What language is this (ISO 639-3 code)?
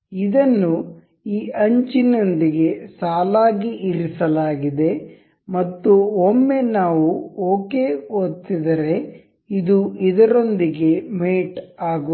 kan